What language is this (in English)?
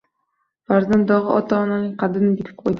Uzbek